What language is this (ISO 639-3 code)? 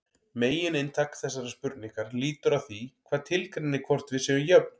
isl